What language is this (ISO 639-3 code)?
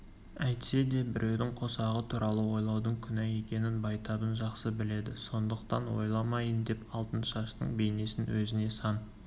kaz